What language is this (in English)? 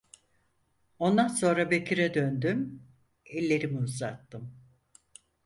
Turkish